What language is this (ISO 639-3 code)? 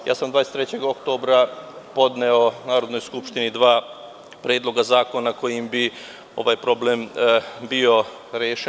srp